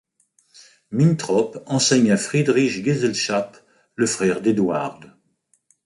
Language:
French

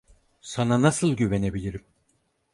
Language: Turkish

